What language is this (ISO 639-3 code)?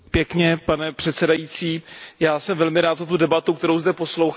ces